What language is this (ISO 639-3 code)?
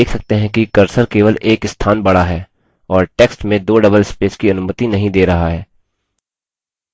hin